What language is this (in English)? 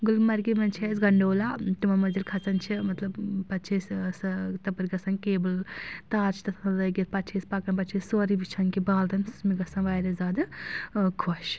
Kashmiri